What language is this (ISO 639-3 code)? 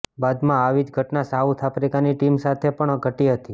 guj